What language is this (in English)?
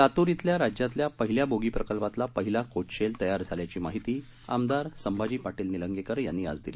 Marathi